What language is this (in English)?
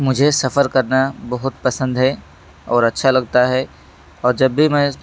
Urdu